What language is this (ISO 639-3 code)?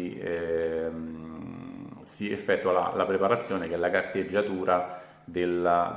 ita